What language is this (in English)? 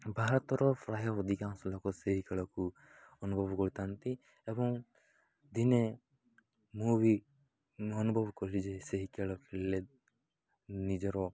Odia